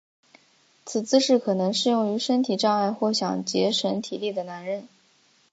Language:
Chinese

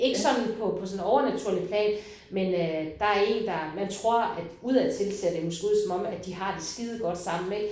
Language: Danish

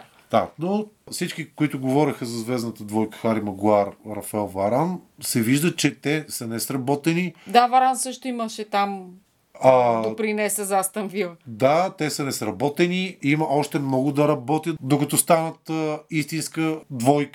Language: Bulgarian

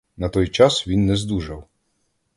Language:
Ukrainian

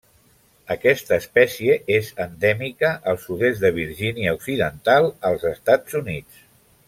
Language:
Catalan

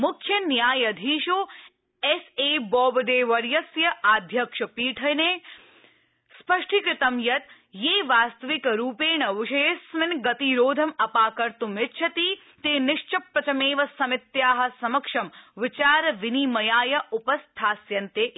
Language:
Sanskrit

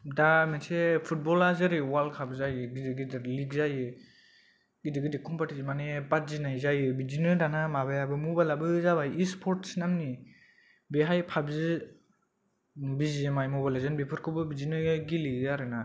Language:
Bodo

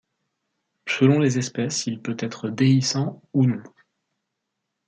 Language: French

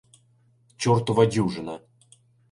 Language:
Ukrainian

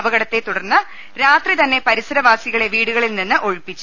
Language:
Malayalam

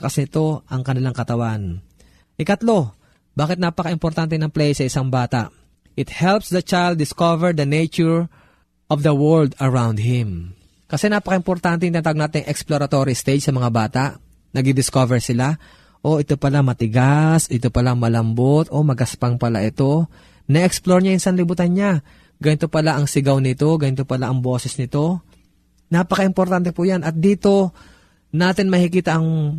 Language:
Filipino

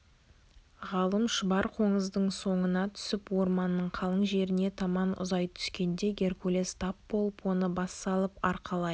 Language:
Kazakh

